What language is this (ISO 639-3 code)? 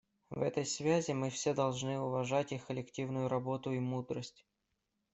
rus